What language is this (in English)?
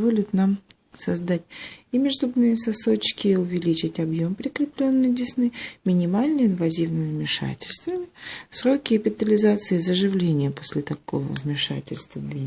Russian